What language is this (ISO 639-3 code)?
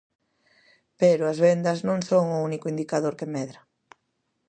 glg